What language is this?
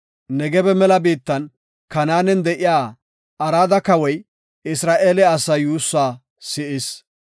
Gofa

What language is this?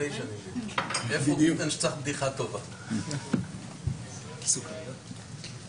Hebrew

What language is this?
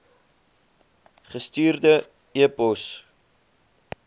Afrikaans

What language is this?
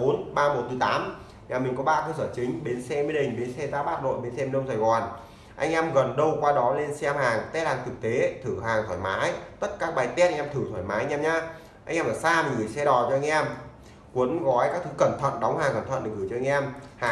Vietnamese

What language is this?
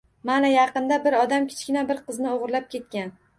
Uzbek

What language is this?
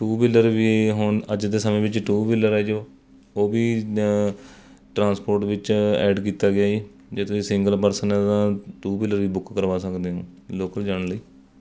Punjabi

